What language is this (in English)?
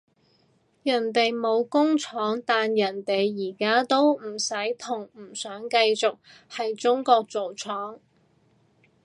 Cantonese